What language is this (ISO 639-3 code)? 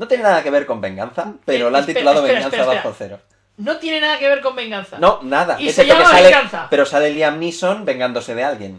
spa